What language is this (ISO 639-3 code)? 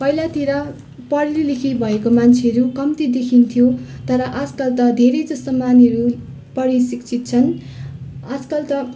nep